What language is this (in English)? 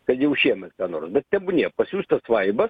Lithuanian